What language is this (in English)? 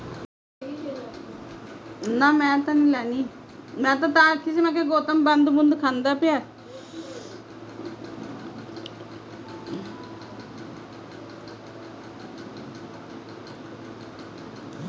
Hindi